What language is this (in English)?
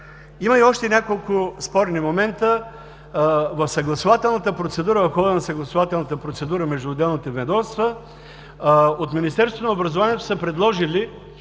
Bulgarian